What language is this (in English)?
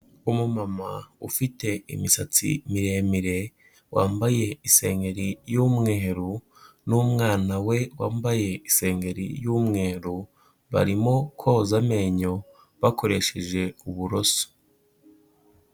Kinyarwanda